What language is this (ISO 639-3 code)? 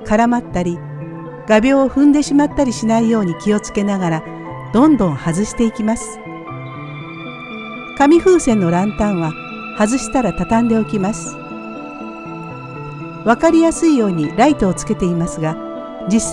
jpn